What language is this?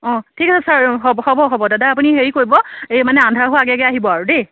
Assamese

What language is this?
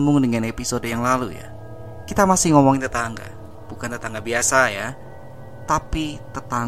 Indonesian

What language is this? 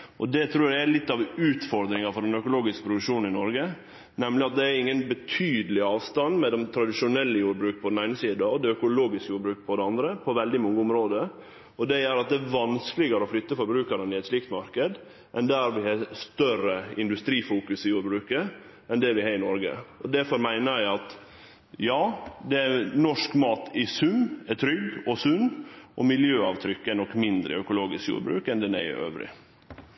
Norwegian Nynorsk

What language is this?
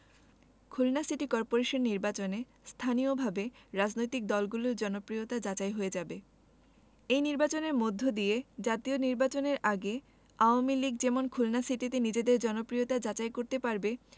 Bangla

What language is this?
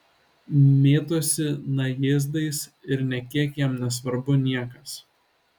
Lithuanian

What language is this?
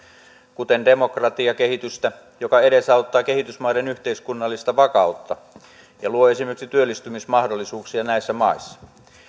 Finnish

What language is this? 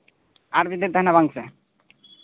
Santali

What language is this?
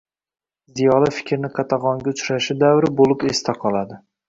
Uzbek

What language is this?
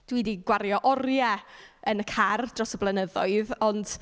Welsh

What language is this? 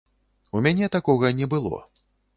Belarusian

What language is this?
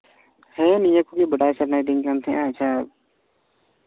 Santali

